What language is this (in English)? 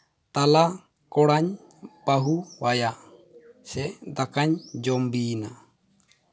Santali